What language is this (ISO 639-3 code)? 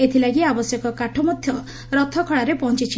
ori